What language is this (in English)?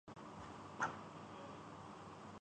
Urdu